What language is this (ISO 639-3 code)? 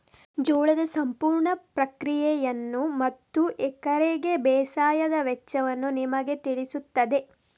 kan